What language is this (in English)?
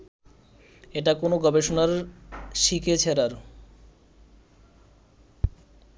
Bangla